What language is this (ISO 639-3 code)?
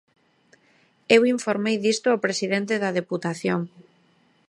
glg